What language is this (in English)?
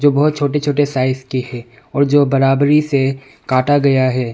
Hindi